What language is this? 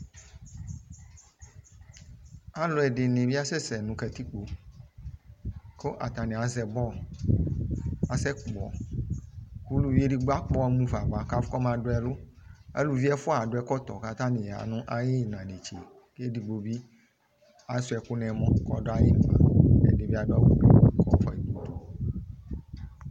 Ikposo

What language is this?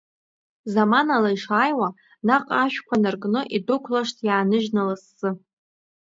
Abkhazian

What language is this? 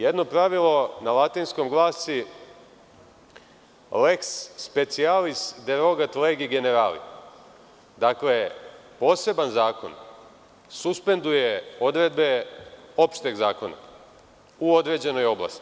Serbian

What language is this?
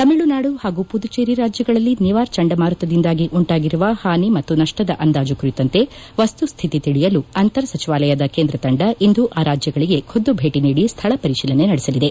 Kannada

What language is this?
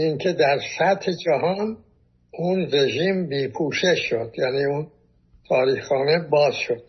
Persian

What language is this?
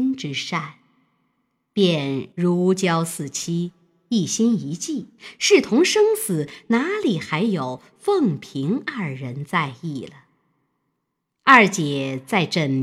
Chinese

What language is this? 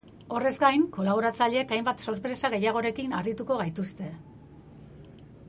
Basque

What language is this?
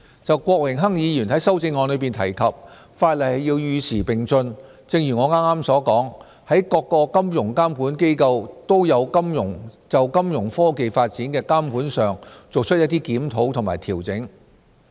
Cantonese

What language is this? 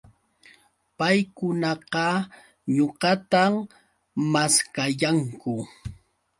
Yauyos Quechua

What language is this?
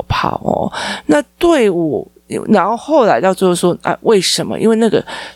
Chinese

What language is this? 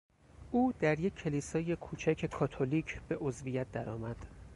Persian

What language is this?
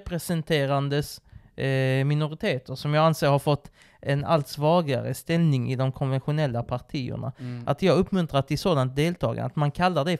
Swedish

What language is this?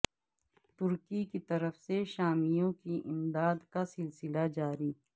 Urdu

